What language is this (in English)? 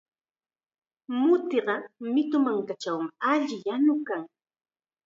Chiquián Ancash Quechua